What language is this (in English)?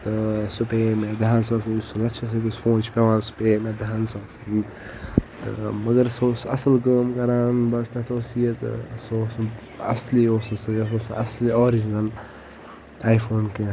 Kashmiri